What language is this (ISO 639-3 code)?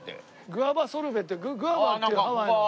jpn